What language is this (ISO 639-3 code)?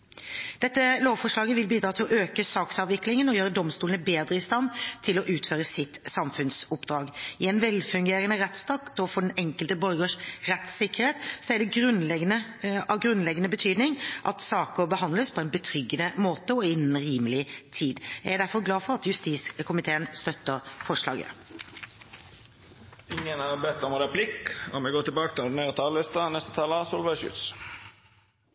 nor